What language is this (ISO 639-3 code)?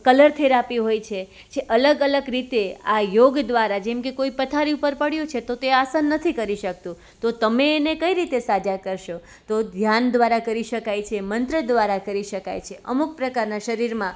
guj